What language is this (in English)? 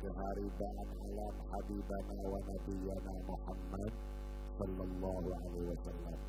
Indonesian